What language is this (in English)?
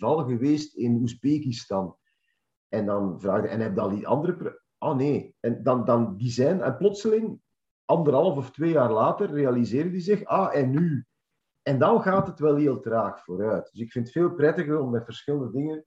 Dutch